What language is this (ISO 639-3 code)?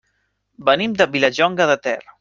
cat